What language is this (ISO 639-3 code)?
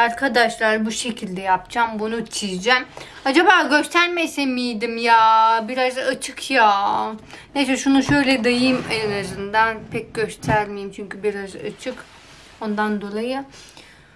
tur